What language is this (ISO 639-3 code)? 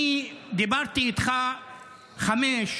heb